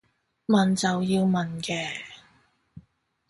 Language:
Cantonese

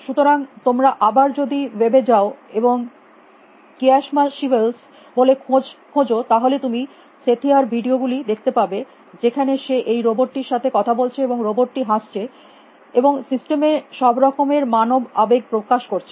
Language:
Bangla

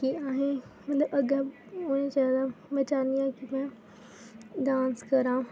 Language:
Dogri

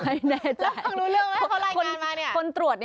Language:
Thai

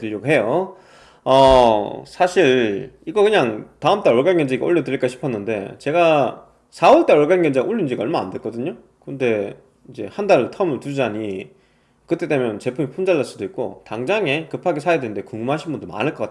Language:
Korean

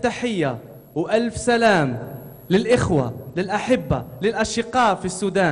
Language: Arabic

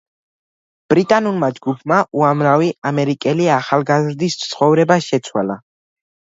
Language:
Georgian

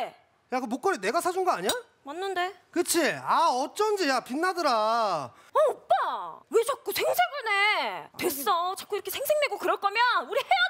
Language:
Korean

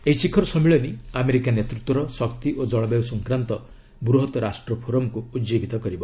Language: Odia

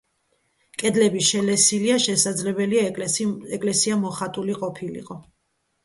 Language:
Georgian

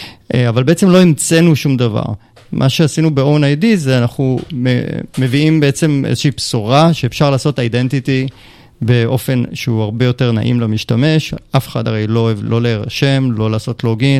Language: Hebrew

